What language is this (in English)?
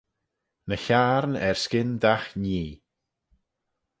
Manx